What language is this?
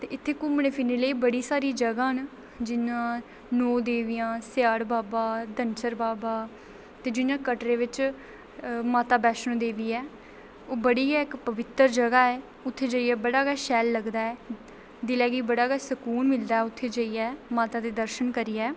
Dogri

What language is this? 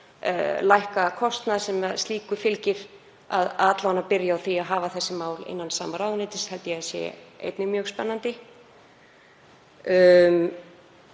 Icelandic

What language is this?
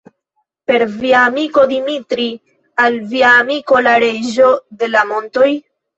Esperanto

